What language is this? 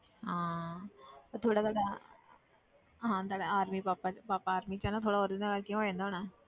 Punjabi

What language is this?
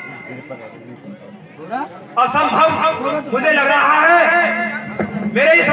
Arabic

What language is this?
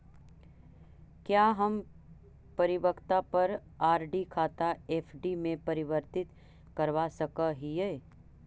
Magahi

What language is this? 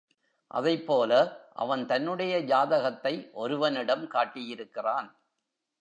Tamil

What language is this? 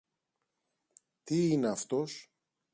Greek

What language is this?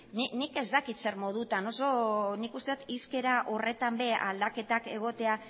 Basque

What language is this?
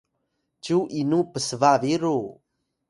Atayal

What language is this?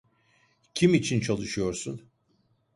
Turkish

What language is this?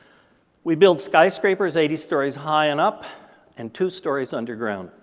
English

